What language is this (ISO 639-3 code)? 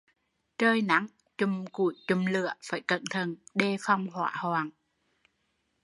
vie